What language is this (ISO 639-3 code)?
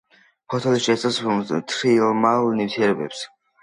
kat